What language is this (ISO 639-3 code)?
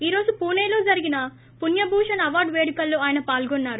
tel